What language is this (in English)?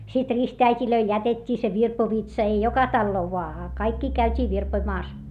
Finnish